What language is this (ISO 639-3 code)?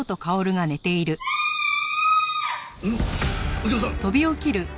jpn